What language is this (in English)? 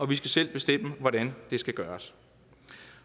Danish